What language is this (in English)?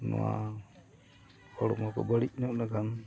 Santali